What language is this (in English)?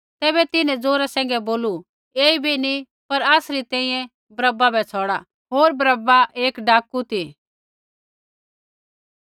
Kullu Pahari